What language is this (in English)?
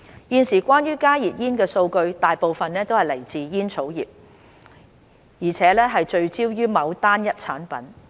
Cantonese